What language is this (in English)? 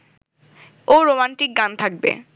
Bangla